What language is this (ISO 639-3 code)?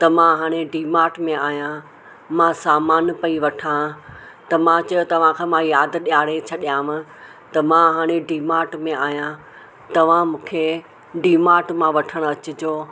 snd